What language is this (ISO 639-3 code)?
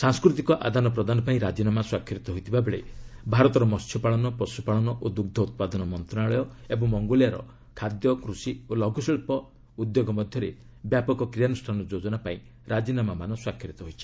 ori